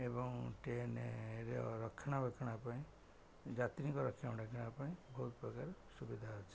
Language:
Odia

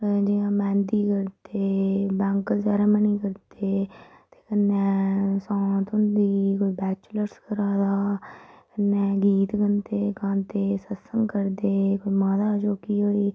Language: Dogri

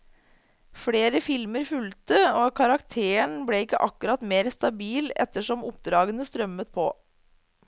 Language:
Norwegian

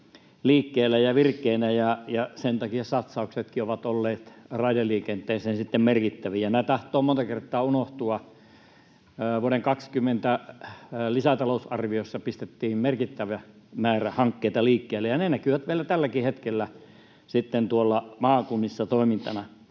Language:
Finnish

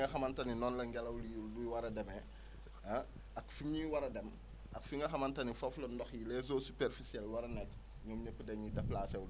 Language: Wolof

